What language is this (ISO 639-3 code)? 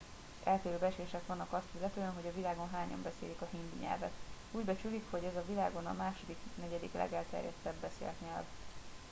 hun